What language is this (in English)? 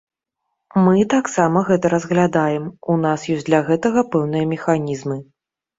Belarusian